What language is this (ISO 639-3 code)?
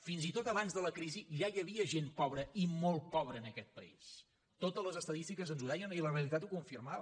cat